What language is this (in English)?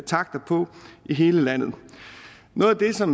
Danish